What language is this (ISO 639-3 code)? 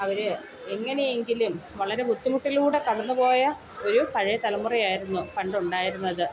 mal